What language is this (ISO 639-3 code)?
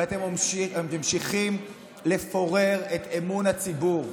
heb